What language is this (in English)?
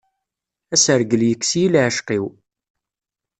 Kabyle